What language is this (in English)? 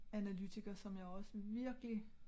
Danish